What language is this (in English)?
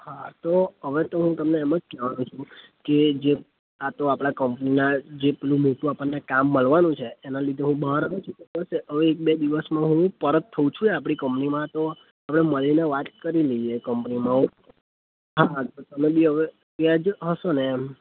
Gujarati